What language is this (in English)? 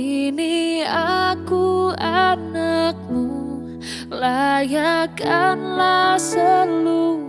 Indonesian